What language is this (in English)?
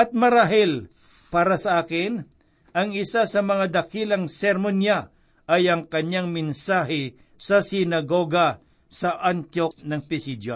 Filipino